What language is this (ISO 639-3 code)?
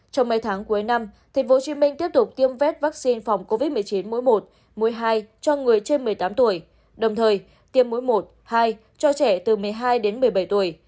vie